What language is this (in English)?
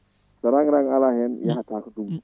Fula